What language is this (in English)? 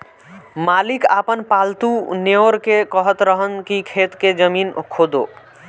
Bhojpuri